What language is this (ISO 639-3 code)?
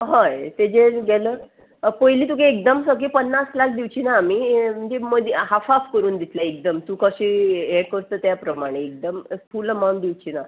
kok